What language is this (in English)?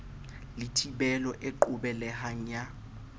Southern Sotho